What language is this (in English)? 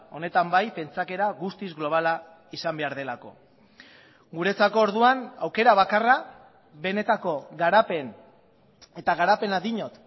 Basque